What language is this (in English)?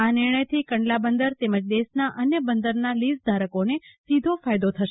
Gujarati